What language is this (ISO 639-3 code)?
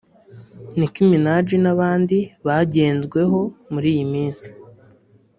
kin